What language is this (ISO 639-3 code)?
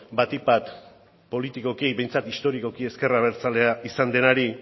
eus